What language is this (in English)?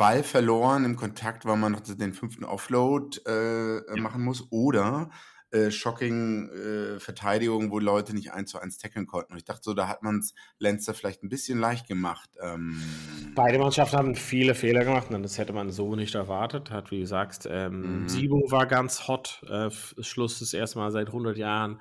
German